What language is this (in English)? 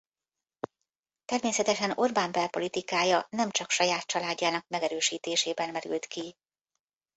Hungarian